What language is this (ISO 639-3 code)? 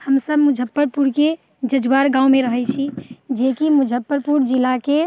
mai